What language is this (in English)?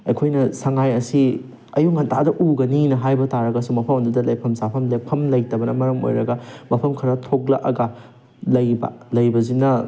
Manipuri